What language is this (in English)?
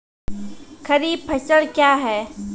Maithili